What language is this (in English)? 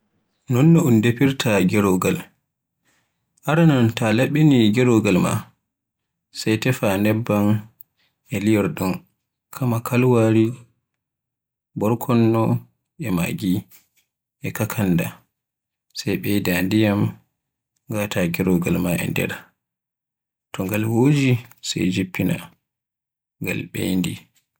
Borgu Fulfulde